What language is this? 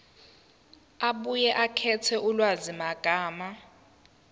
Zulu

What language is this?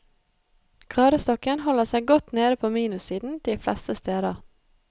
Norwegian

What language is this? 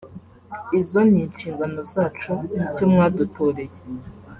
Kinyarwanda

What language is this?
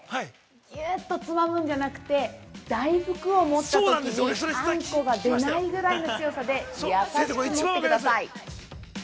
Japanese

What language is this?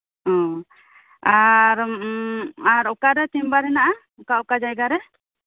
Santali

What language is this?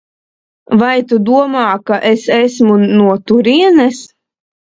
Latvian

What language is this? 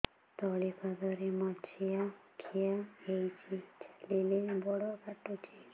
Odia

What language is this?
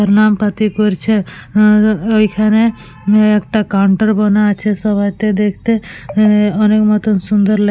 Bangla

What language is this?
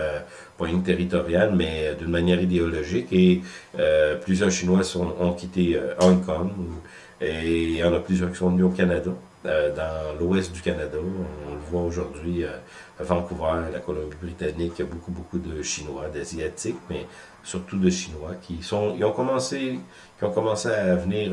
French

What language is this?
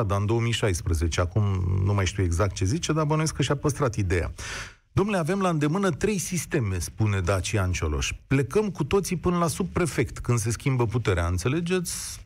Romanian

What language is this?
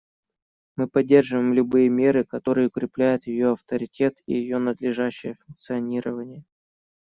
Russian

